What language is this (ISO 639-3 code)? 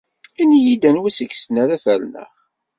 kab